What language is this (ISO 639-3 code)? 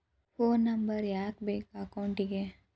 kan